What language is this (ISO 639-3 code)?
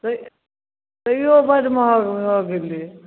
mai